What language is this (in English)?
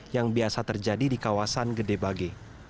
Indonesian